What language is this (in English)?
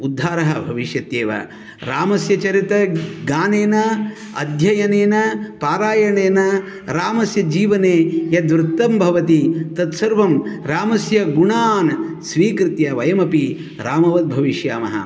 Sanskrit